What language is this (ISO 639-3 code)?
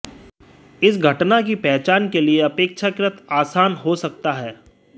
hin